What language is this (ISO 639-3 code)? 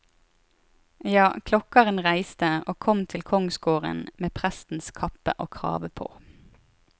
nor